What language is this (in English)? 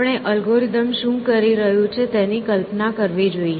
Gujarati